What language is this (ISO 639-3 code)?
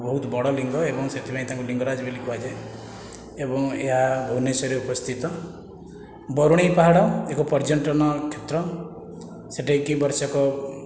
ori